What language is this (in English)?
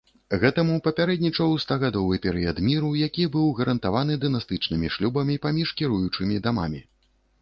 Belarusian